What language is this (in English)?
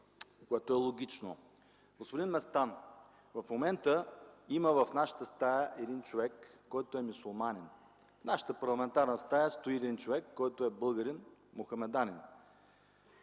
Bulgarian